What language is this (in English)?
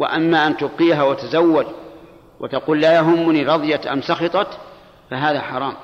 Arabic